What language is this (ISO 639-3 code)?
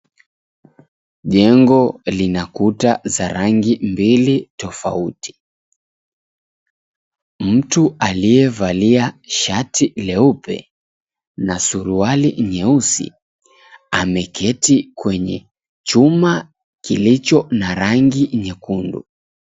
swa